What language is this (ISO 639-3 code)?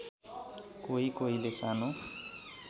nep